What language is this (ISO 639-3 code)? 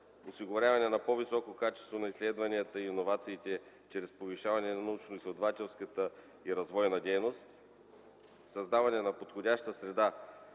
bul